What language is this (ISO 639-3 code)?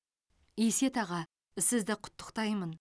kaz